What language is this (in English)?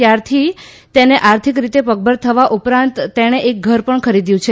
Gujarati